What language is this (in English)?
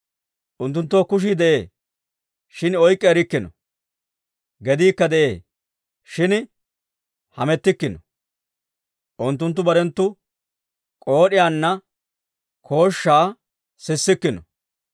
Dawro